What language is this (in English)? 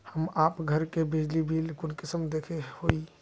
Magahi